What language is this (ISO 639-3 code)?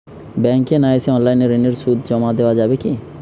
ben